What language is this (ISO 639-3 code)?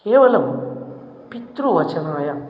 san